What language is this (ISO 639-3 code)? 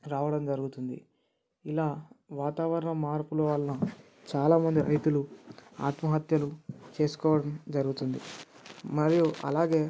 tel